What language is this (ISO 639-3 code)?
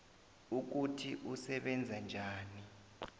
nbl